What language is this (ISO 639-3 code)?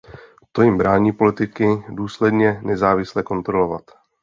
ces